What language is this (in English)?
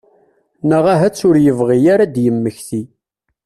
Kabyle